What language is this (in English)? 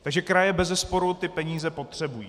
Czech